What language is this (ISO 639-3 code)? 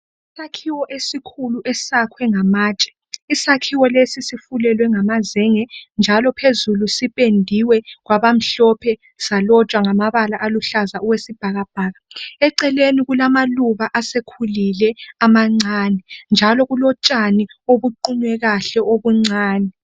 nde